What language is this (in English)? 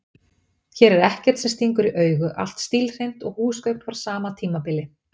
Icelandic